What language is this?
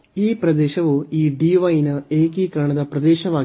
Kannada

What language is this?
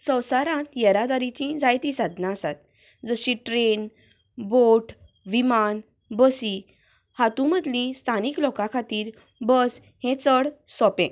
Konkani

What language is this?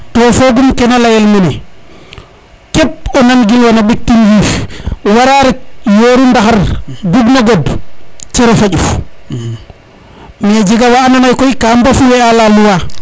Serer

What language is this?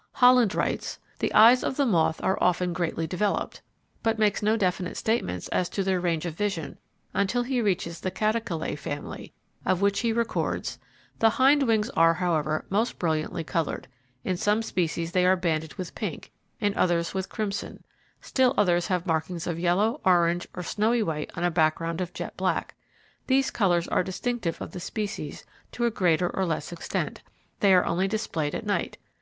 English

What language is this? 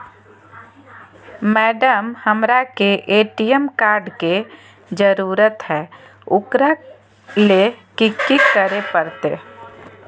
Magahi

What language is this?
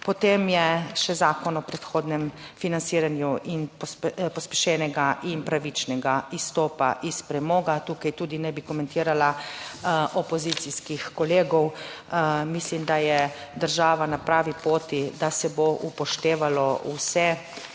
Slovenian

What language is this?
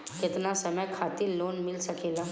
Bhojpuri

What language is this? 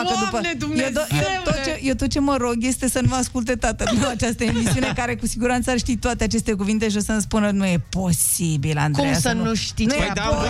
Romanian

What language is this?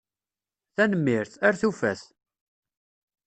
Kabyle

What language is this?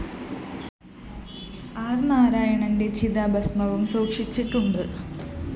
Malayalam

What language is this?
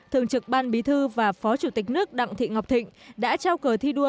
Vietnamese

